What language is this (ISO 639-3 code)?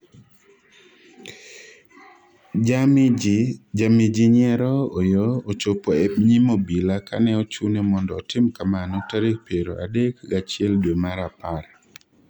luo